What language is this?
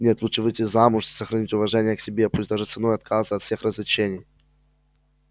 Russian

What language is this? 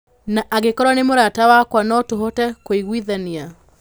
Kikuyu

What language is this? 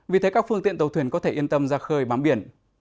Vietnamese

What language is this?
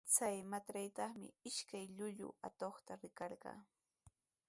Sihuas Ancash Quechua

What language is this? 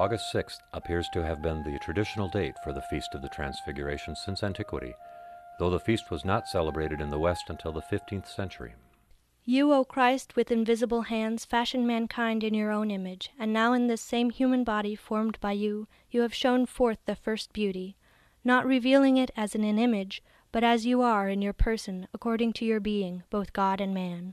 English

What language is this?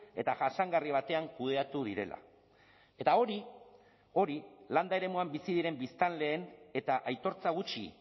Basque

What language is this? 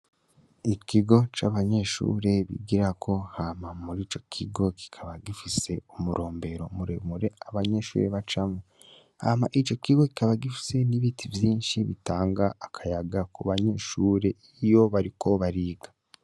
Rundi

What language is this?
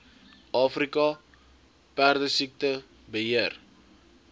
Afrikaans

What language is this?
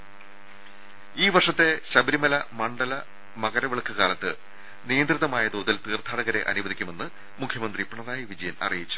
Malayalam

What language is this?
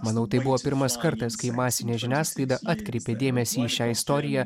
Lithuanian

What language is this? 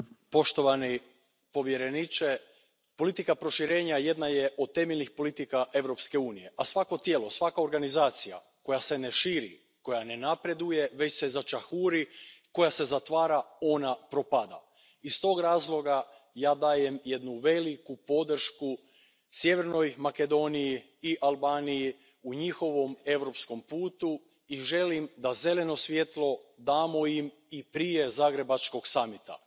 Croatian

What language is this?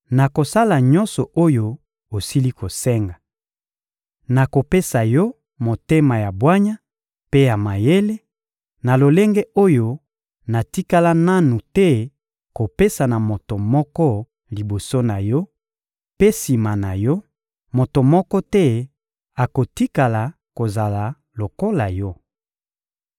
Lingala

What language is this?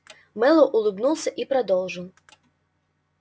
Russian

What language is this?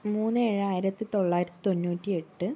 Malayalam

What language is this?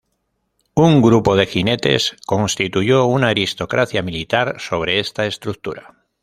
Spanish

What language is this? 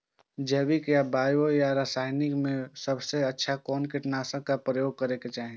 Maithili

